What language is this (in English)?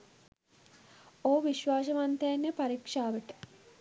Sinhala